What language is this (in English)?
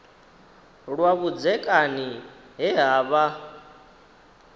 Venda